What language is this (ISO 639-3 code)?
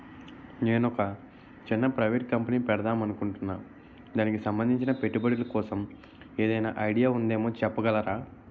tel